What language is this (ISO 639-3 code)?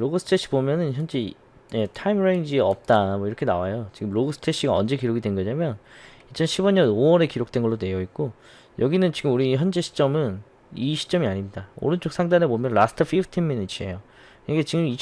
kor